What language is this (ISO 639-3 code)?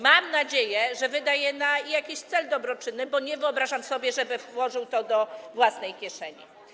pol